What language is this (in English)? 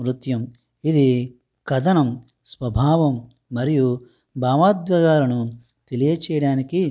Telugu